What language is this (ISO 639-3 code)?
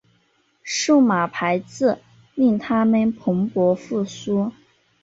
zho